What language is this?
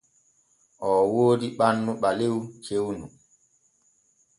Borgu Fulfulde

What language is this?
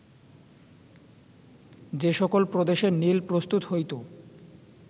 Bangla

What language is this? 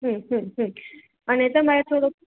Gujarati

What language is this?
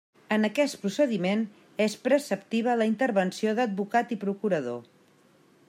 Catalan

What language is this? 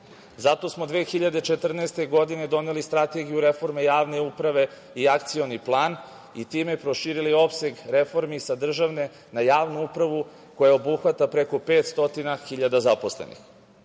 Serbian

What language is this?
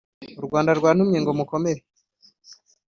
Kinyarwanda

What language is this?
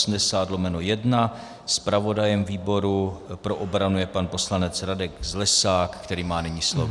Czech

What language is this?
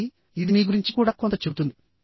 Telugu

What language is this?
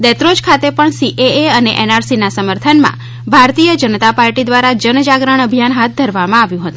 Gujarati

